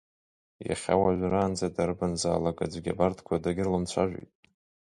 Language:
Abkhazian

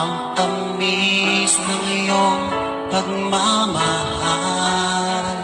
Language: Indonesian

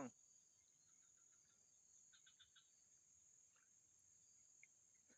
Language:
Indonesian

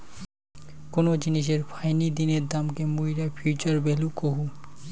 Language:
Bangla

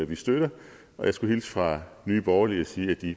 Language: Danish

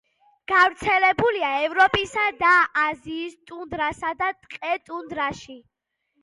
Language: Georgian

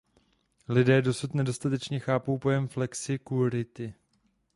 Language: Czech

